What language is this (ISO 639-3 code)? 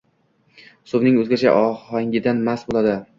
uzb